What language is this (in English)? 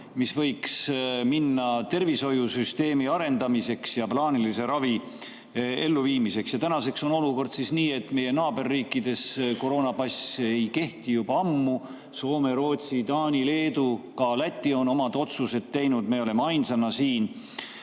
Estonian